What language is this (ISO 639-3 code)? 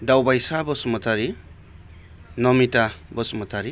brx